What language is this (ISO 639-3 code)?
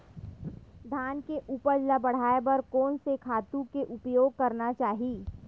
hne